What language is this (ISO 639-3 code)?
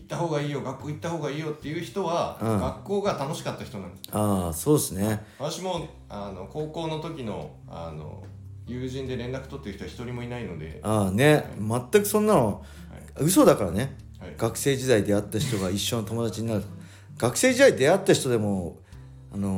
jpn